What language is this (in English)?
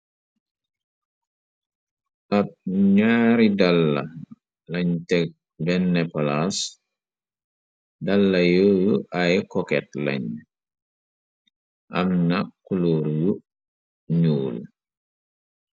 Wolof